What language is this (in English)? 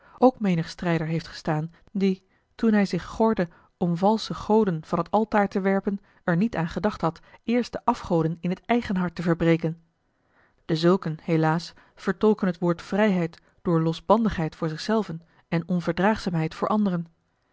Dutch